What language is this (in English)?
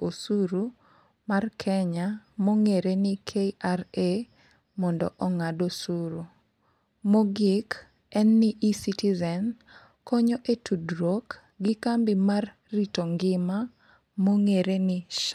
Luo (Kenya and Tanzania)